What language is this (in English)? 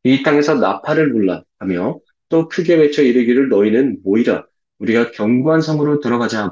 Korean